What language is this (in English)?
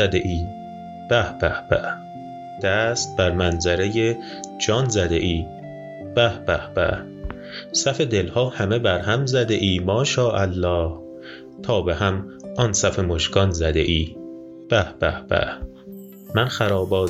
Persian